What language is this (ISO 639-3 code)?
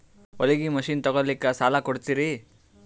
kan